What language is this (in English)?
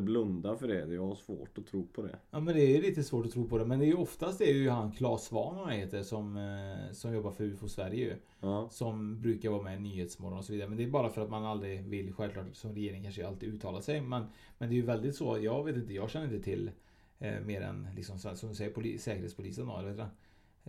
Swedish